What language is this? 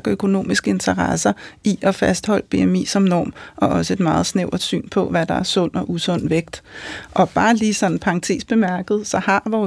Danish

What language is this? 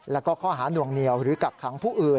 Thai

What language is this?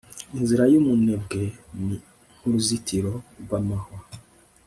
Kinyarwanda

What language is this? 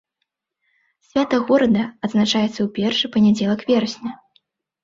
Belarusian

